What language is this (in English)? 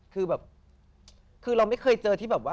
Thai